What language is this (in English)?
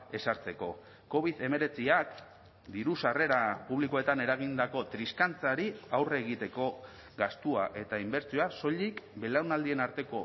Basque